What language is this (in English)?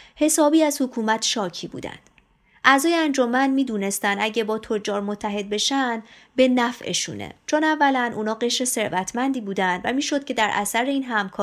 Persian